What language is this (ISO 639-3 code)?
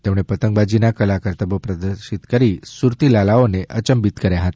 guj